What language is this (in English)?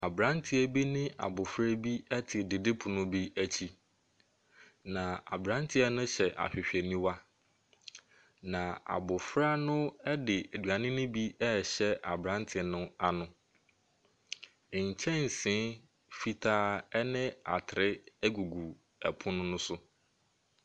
Akan